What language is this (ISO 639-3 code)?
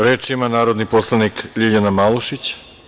srp